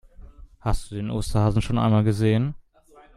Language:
German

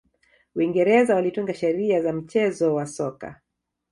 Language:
Swahili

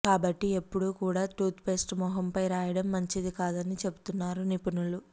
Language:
Telugu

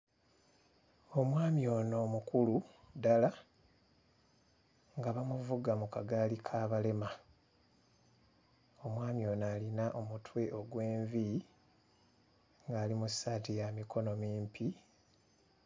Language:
Ganda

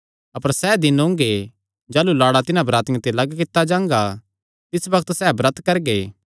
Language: Kangri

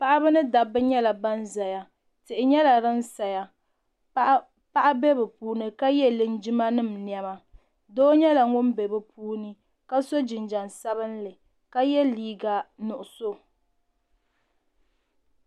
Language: Dagbani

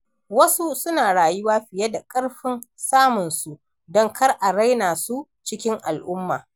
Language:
Hausa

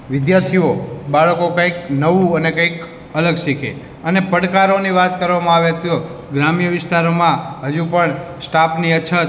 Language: Gujarati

